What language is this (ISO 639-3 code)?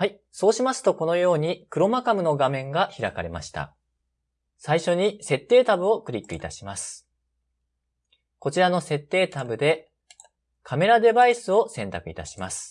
jpn